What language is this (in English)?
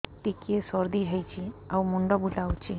Odia